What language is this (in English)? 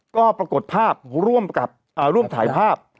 Thai